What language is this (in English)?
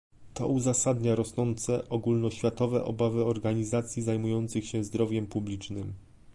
Polish